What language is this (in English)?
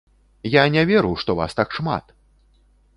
Belarusian